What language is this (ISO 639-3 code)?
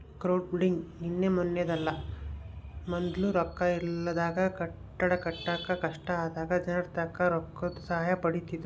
kan